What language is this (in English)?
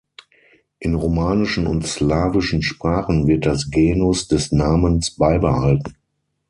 German